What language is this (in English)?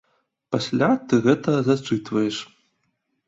Belarusian